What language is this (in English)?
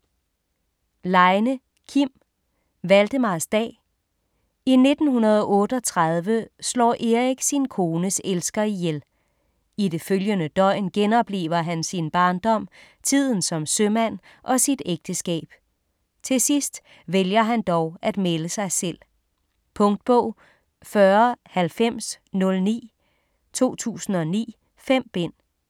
Danish